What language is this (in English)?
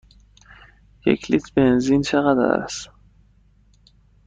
Persian